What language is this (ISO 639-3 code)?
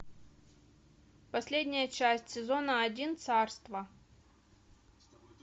rus